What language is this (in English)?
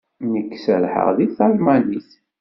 Kabyle